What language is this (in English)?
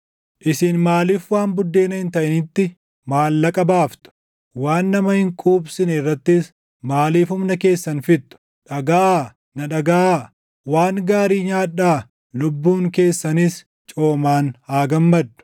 Oromo